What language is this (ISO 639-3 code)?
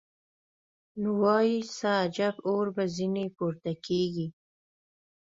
pus